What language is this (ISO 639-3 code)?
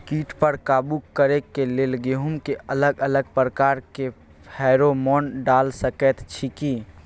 mai